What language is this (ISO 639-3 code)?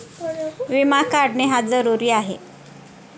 mar